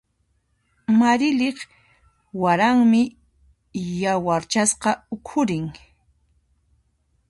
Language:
Puno Quechua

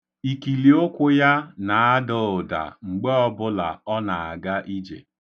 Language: Igbo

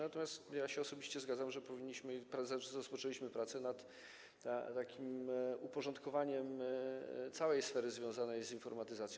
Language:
Polish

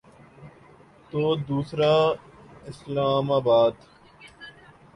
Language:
Urdu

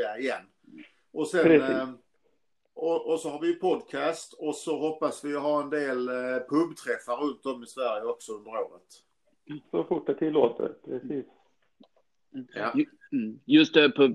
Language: Swedish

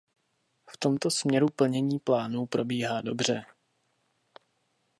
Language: Czech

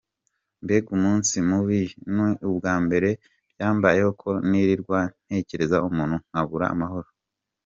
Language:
Kinyarwanda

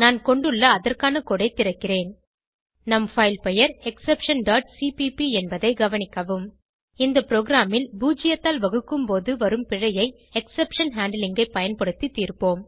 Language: Tamil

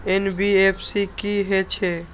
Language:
Maithili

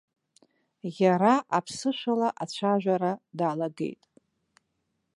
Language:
Abkhazian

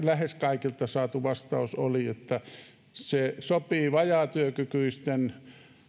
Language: Finnish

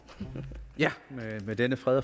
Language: Danish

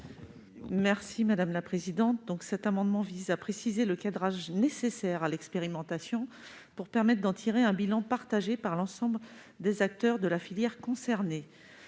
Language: French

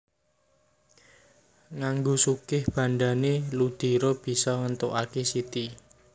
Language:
Javanese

